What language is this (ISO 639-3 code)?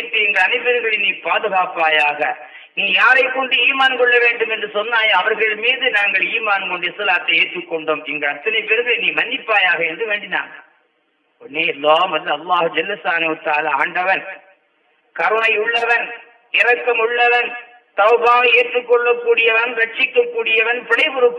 tam